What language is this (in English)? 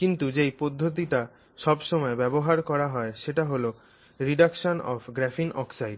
Bangla